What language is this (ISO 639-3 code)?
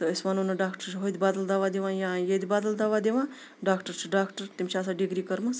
kas